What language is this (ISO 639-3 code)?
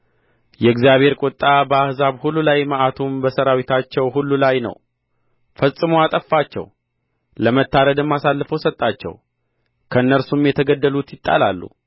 amh